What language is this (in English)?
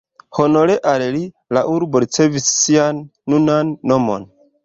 Esperanto